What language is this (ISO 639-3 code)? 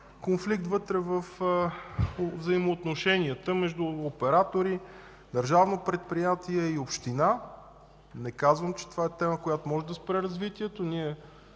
bul